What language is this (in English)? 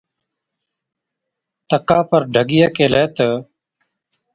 Od